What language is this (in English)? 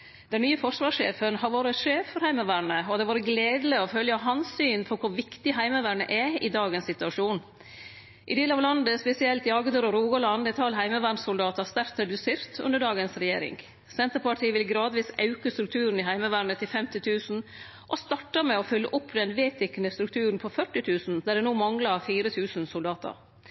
Norwegian Nynorsk